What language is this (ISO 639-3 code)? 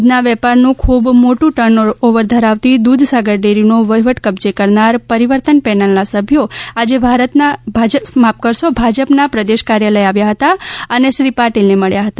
guj